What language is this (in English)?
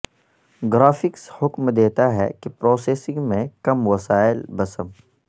Urdu